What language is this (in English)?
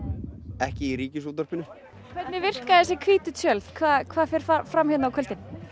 Icelandic